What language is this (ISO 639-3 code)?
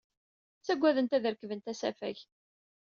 kab